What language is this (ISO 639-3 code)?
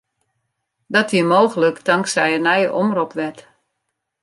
fry